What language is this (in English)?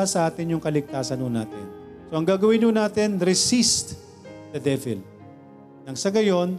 Filipino